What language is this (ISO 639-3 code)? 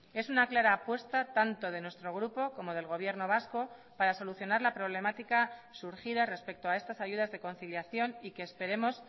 spa